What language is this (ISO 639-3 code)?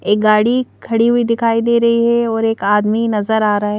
hin